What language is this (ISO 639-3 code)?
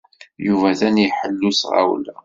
kab